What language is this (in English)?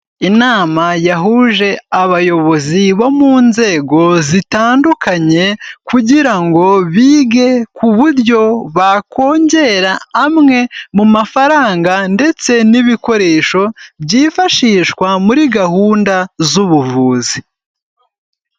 Kinyarwanda